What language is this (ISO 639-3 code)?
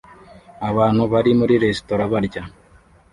kin